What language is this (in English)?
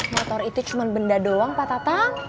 Indonesian